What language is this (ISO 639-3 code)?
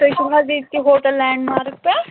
kas